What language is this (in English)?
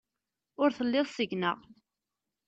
Kabyle